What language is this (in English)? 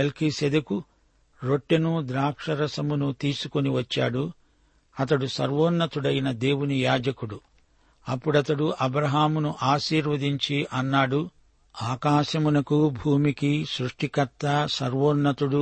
Telugu